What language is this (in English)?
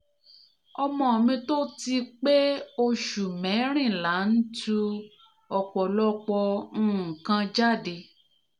Yoruba